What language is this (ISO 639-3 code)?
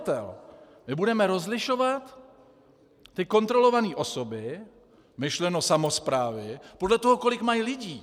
ces